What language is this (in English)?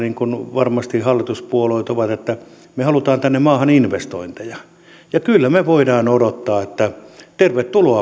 Finnish